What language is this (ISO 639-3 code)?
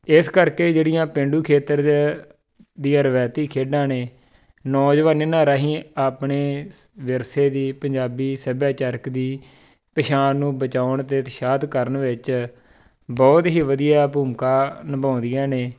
pan